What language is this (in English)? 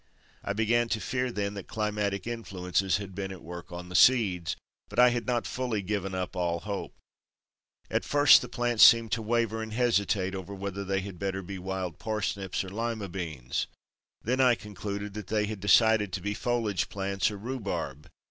English